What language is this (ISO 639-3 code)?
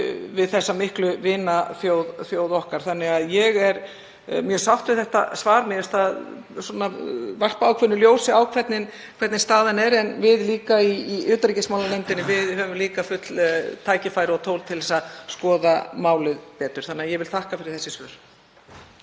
isl